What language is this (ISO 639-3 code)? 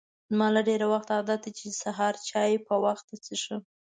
pus